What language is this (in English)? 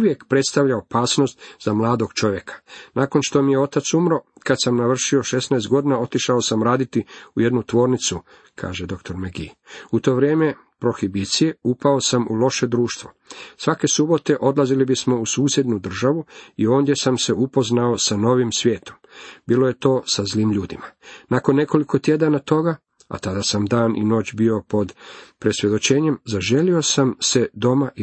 Croatian